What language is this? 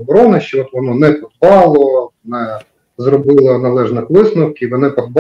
Ukrainian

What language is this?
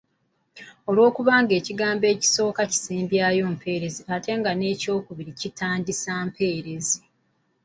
Ganda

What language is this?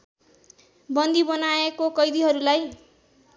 Nepali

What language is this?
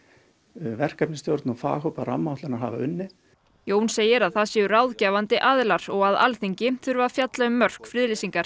Icelandic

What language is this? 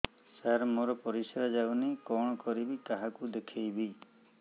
Odia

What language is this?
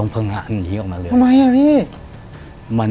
Thai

